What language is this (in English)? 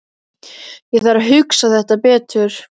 Icelandic